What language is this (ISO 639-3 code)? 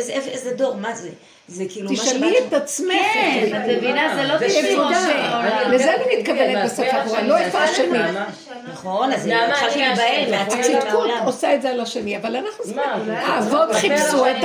heb